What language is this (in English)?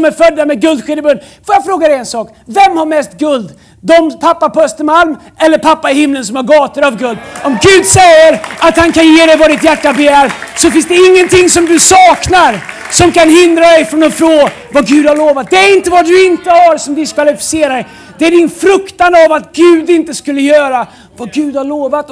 Swedish